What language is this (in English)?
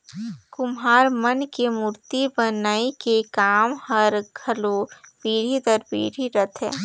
Chhattisgarhi